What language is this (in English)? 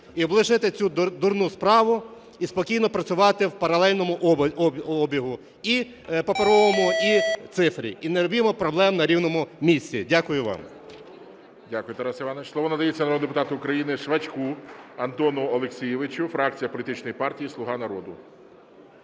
Ukrainian